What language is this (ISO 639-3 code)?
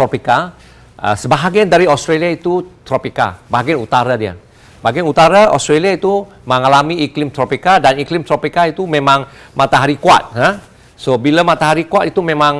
msa